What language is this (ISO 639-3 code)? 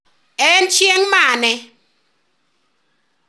luo